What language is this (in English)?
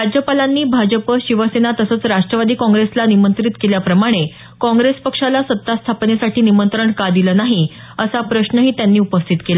Marathi